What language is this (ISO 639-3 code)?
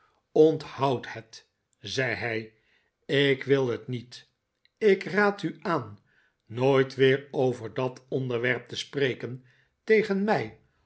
nld